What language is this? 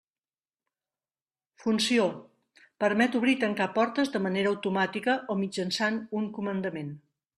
Catalan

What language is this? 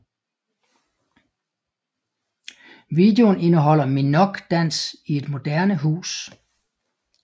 Danish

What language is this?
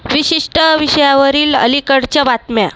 Marathi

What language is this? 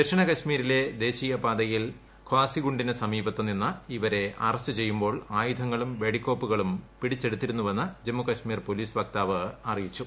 Malayalam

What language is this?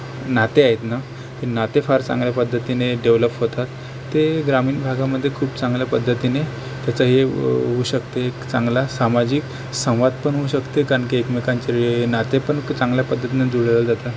Marathi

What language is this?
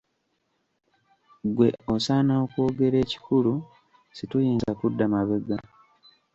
Ganda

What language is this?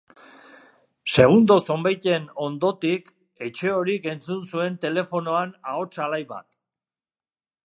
Basque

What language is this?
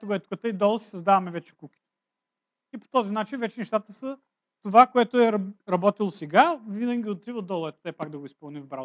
Portuguese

